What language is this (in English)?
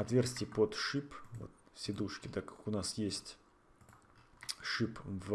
Russian